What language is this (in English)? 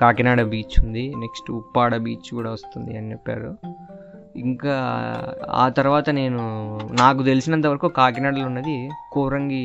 Telugu